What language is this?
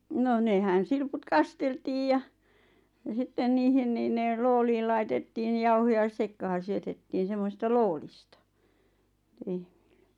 Finnish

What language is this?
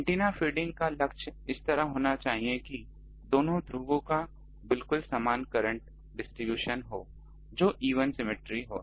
Hindi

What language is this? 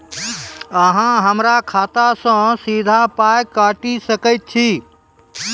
Maithili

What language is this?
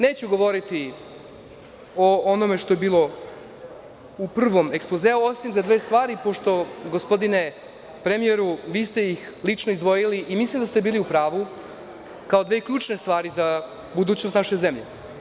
Serbian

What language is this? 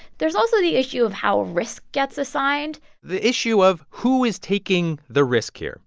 English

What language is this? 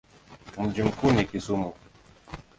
Swahili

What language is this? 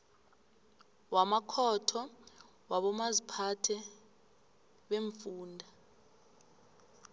South Ndebele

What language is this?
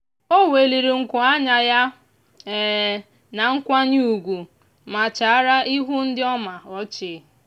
Igbo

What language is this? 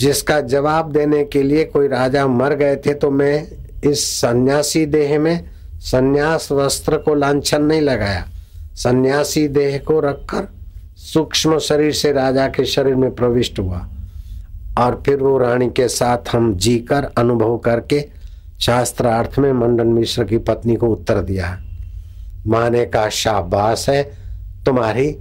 Hindi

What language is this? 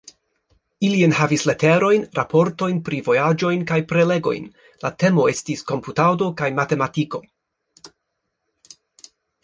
Esperanto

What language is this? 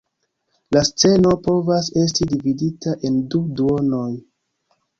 Esperanto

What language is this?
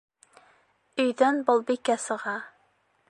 Bashkir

